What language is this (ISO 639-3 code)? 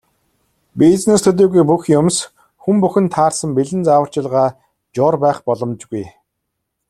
mon